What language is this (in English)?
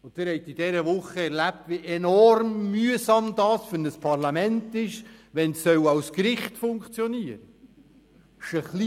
Swiss German